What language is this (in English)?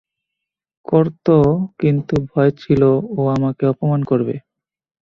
Bangla